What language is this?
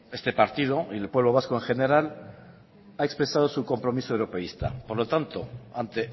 Spanish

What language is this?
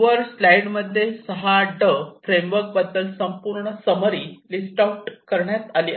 Marathi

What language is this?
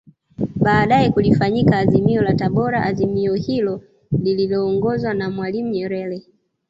Swahili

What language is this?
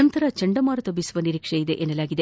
Kannada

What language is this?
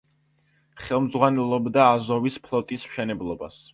Georgian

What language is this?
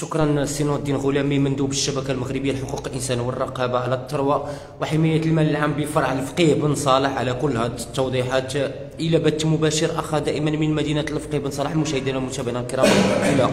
Arabic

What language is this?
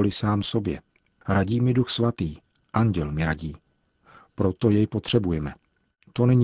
Czech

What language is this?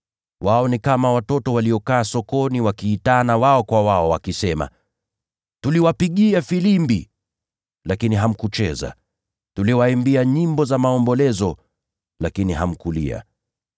Swahili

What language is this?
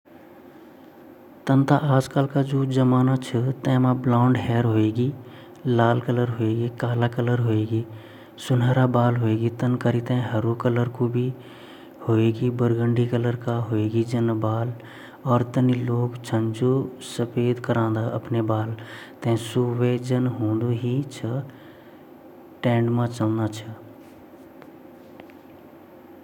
Garhwali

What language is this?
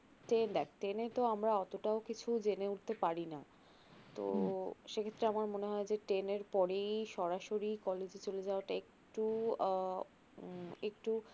Bangla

